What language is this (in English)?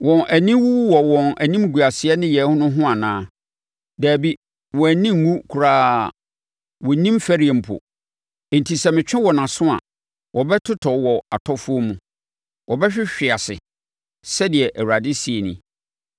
Akan